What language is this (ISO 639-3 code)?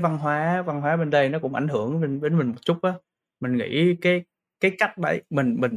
vie